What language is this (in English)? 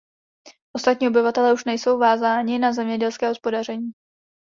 Czech